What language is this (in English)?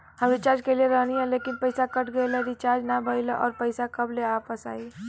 Bhojpuri